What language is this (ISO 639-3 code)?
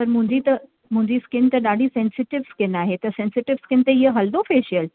snd